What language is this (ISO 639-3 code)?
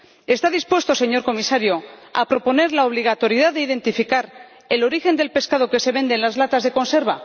spa